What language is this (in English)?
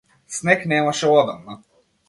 Macedonian